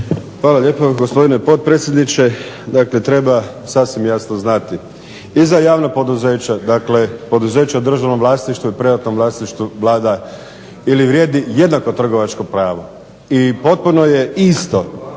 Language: Croatian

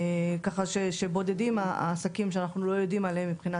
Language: Hebrew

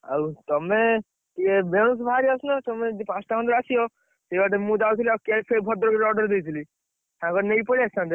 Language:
Odia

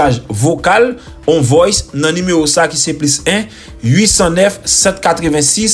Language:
French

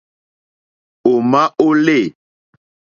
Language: Mokpwe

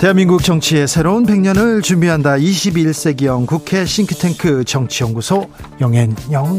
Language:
Korean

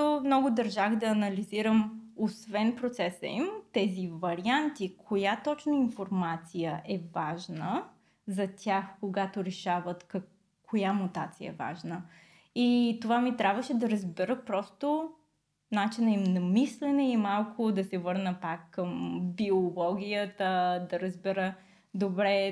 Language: Bulgarian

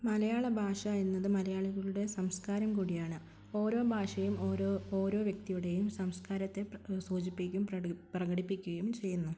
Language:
Malayalam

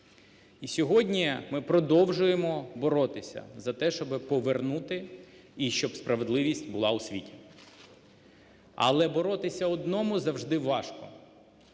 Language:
Ukrainian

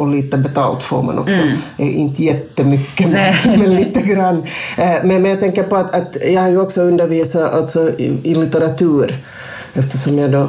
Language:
Swedish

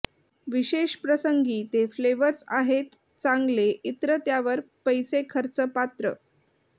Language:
Marathi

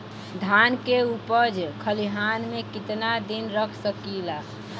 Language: Bhojpuri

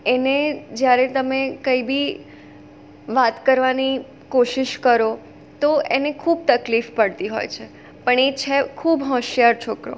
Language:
Gujarati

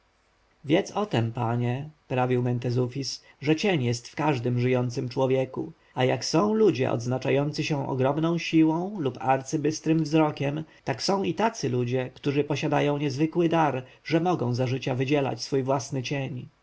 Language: Polish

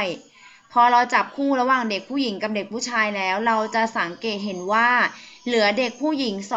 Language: Thai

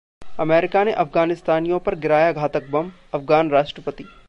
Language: Hindi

